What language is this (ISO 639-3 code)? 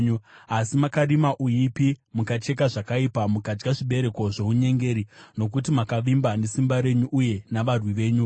sna